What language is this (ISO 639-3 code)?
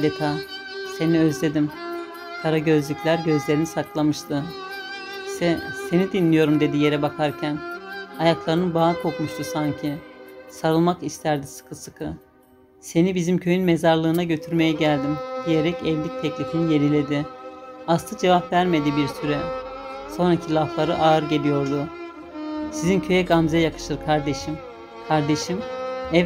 tur